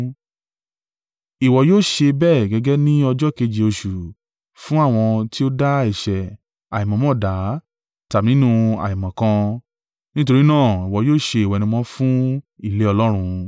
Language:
Yoruba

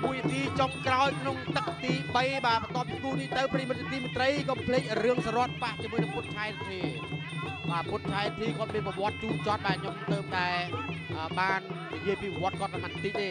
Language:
Thai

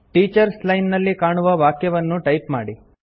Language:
Kannada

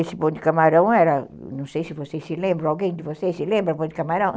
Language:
Portuguese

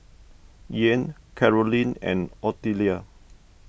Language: English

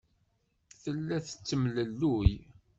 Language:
Kabyle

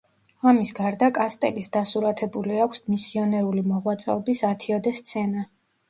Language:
Georgian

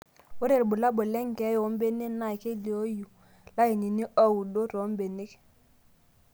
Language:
Masai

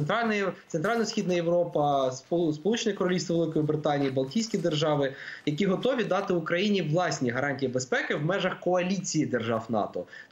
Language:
Ukrainian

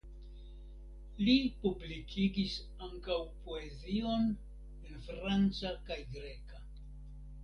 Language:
Esperanto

